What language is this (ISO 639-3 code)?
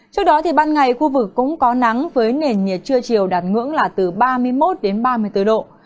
vie